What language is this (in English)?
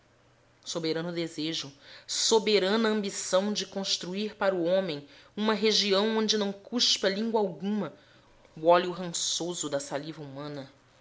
Portuguese